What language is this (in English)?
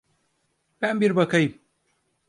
Turkish